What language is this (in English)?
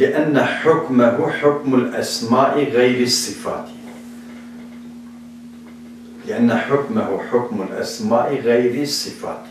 Turkish